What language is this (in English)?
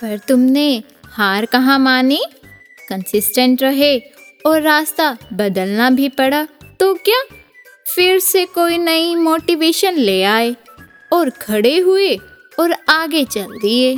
Hindi